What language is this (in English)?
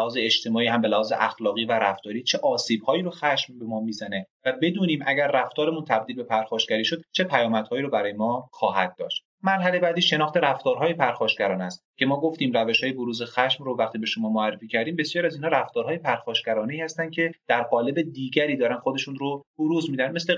Persian